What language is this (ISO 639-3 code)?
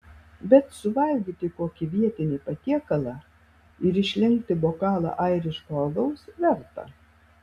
lit